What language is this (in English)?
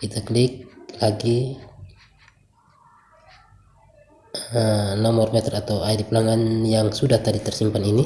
Indonesian